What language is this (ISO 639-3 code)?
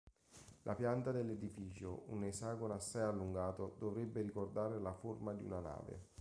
ita